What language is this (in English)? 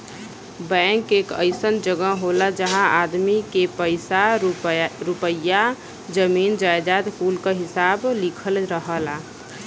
Bhojpuri